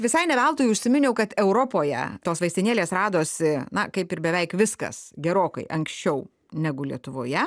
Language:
Lithuanian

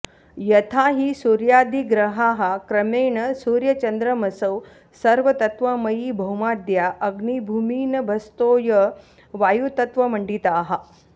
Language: Sanskrit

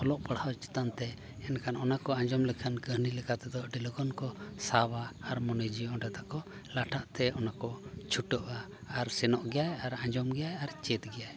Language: Santali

